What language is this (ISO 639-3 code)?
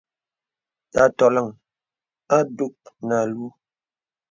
beb